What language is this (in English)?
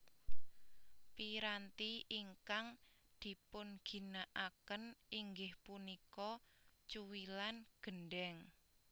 Javanese